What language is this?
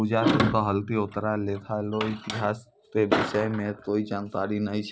Maithili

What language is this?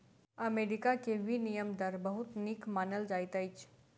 Maithili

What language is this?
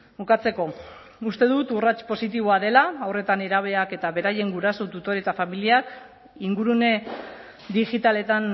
Basque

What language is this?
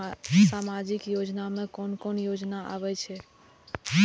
Maithili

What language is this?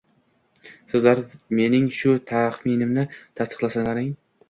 Uzbek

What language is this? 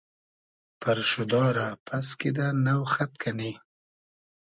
Hazaragi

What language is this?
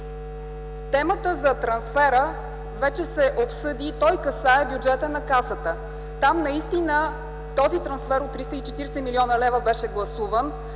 Bulgarian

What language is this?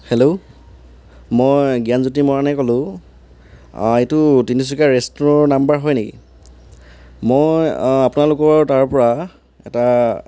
Assamese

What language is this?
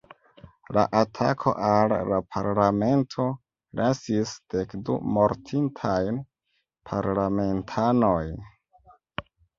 Esperanto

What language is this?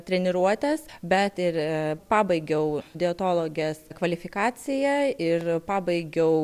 Lithuanian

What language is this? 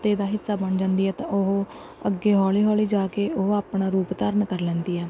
Punjabi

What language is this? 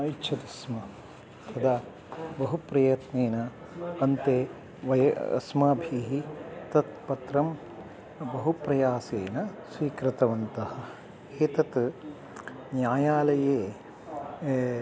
Sanskrit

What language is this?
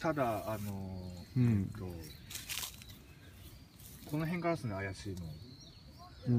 Japanese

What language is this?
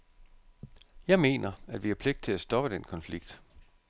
Danish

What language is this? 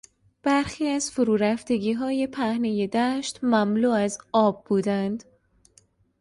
Persian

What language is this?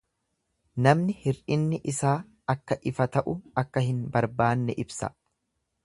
Oromo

